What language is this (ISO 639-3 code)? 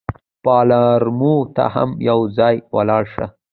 pus